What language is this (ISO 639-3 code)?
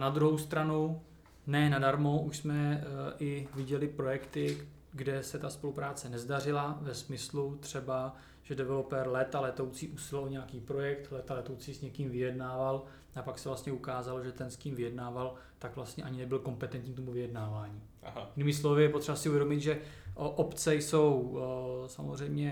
ces